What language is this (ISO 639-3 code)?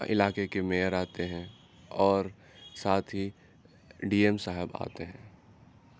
urd